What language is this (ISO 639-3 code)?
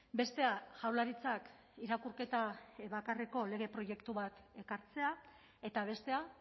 eus